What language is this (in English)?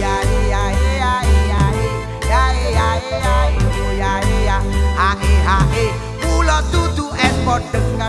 Indonesian